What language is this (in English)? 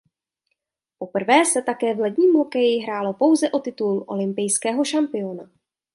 Czech